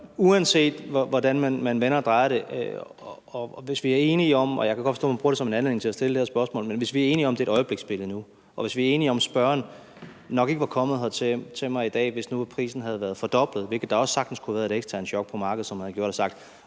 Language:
Danish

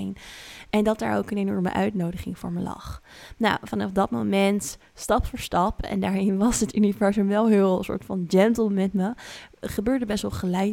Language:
Dutch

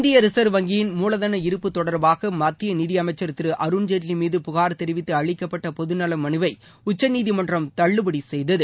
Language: Tamil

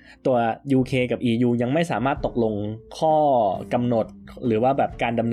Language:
Thai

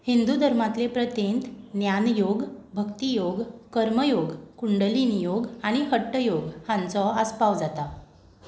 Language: Konkani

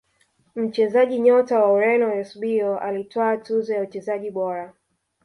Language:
Swahili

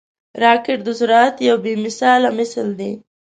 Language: Pashto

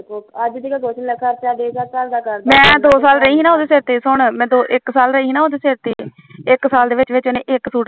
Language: Punjabi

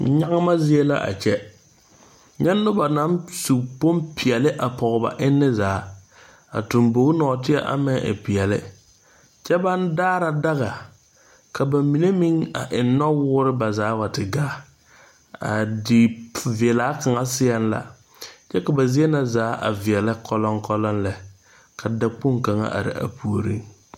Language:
Southern Dagaare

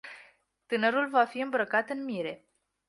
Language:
Romanian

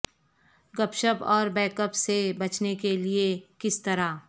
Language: Urdu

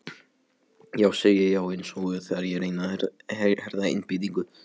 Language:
Icelandic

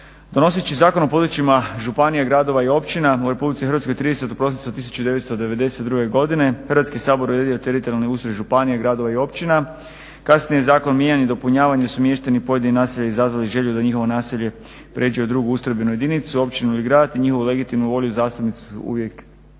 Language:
Croatian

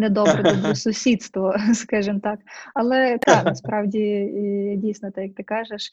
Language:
Ukrainian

